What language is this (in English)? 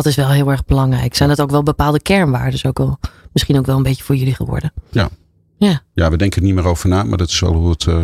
Dutch